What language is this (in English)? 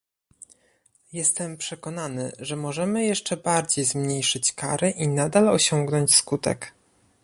Polish